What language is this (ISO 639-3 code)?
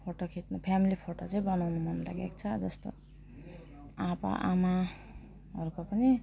nep